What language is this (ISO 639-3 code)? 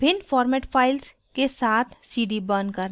hin